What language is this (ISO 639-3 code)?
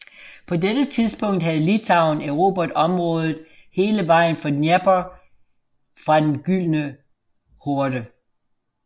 dan